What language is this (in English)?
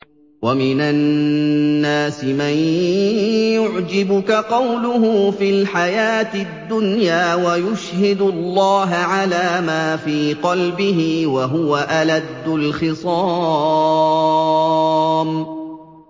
Arabic